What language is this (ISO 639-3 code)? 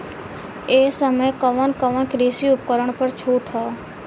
bho